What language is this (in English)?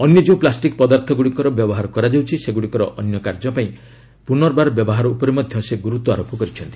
Odia